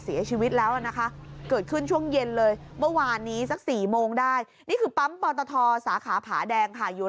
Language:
Thai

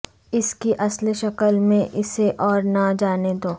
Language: Urdu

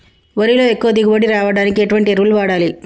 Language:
Telugu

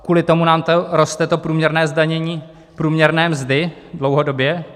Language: Czech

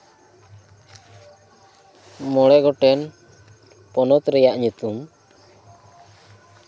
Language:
Santali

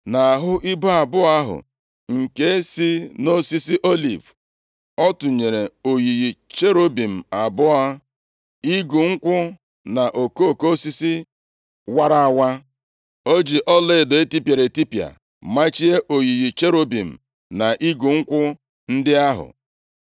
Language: Igbo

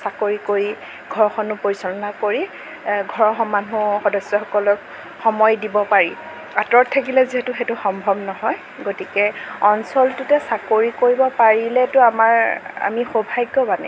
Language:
Assamese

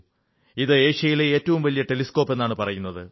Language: Malayalam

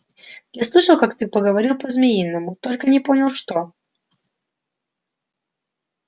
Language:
Russian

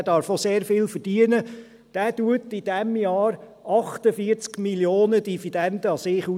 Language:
Swiss German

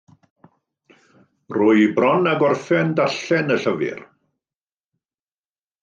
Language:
Welsh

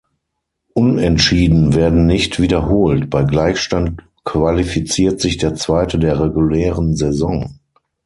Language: German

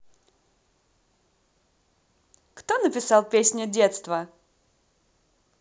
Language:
Russian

